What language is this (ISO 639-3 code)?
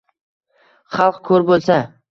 uzb